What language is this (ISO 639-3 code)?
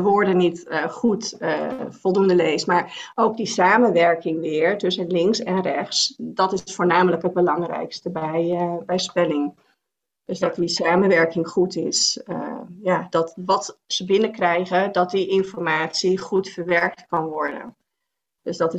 nld